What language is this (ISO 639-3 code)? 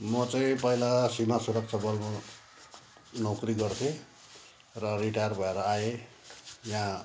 nep